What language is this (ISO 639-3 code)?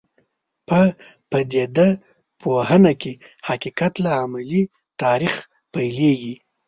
pus